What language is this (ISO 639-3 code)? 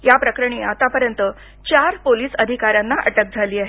mar